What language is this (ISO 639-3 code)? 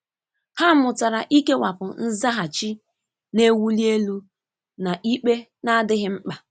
ibo